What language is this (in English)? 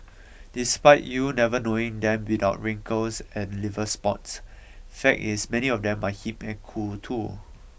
English